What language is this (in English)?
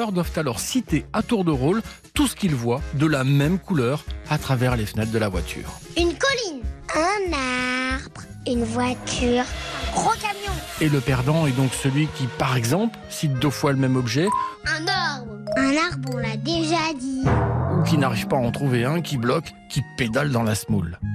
French